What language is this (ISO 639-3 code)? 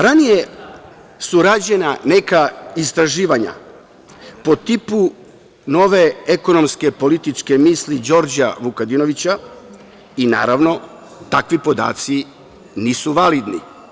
srp